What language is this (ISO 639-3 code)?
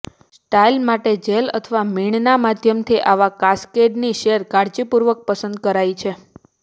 guj